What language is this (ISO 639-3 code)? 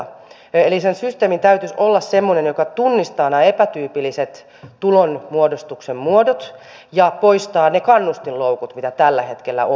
fin